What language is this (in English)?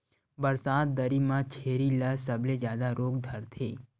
Chhattisgarhi